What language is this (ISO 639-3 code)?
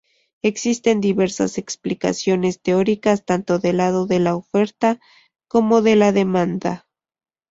spa